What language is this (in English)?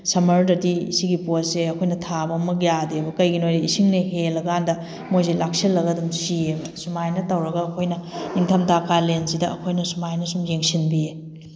Manipuri